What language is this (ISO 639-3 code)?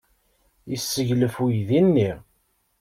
kab